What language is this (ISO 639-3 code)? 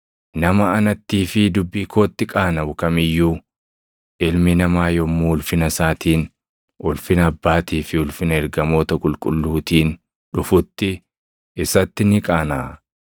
orm